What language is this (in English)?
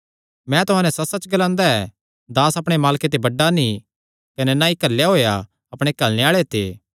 Kangri